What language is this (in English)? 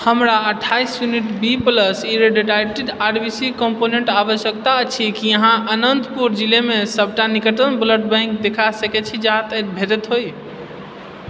Maithili